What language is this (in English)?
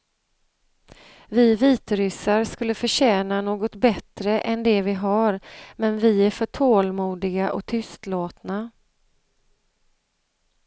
Swedish